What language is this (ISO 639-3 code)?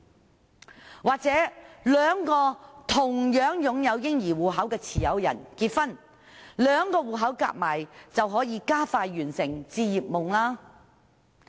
yue